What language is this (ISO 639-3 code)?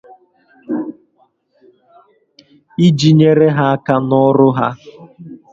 ibo